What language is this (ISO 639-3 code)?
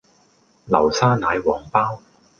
yue